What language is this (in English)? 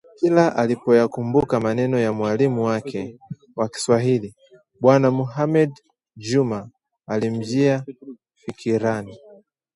Swahili